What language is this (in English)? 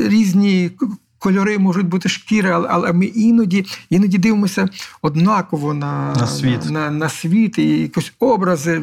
Ukrainian